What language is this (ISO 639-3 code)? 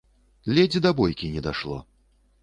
bel